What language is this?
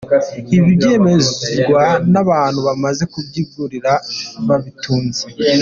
Kinyarwanda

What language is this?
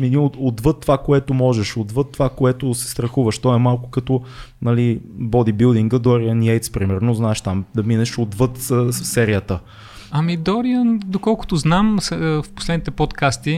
Bulgarian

